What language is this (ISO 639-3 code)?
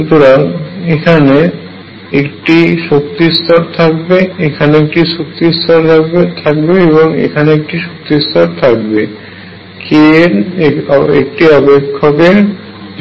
ben